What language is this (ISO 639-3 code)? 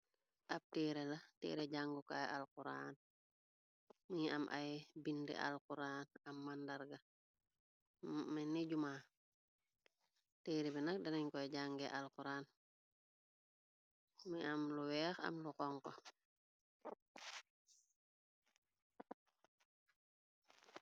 wol